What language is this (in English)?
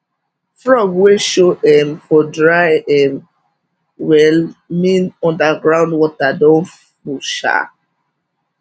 Nigerian Pidgin